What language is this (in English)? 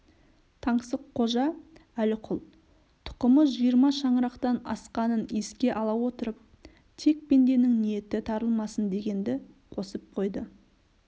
Kazakh